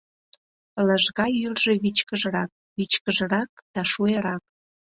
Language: Mari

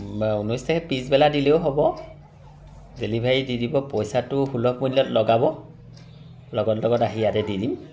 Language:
Assamese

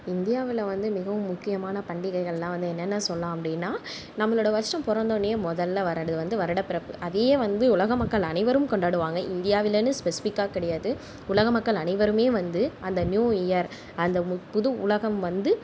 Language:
Tamil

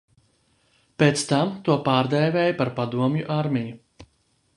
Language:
Latvian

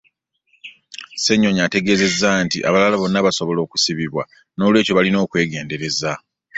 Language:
Ganda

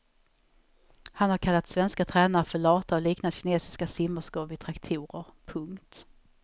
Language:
Swedish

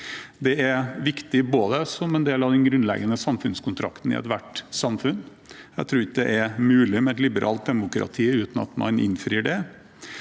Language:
Norwegian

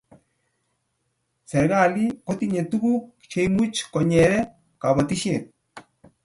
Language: Kalenjin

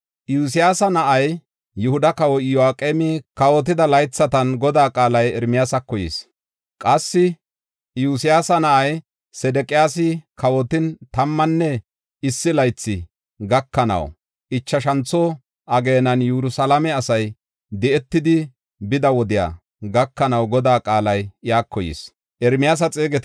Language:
Gofa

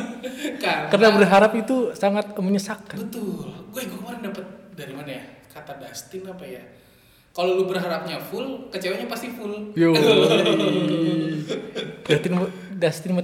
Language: Indonesian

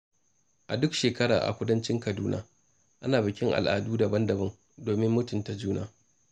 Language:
Hausa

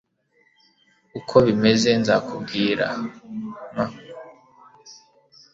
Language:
Kinyarwanda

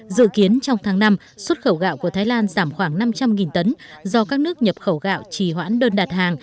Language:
Vietnamese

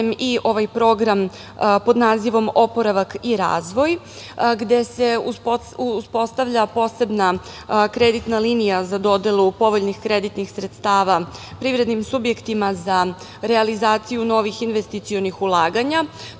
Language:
Serbian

